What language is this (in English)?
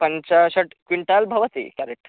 Sanskrit